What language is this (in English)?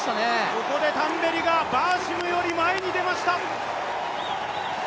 Japanese